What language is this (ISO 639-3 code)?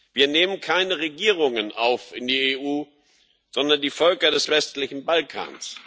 deu